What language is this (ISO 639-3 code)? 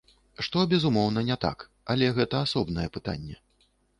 bel